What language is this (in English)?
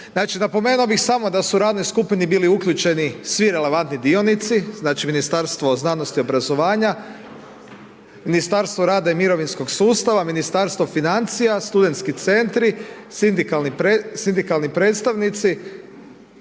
Croatian